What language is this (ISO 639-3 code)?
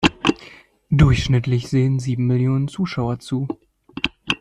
deu